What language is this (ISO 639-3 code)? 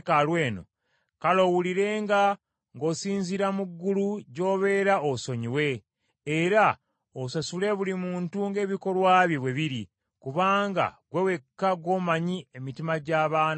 lug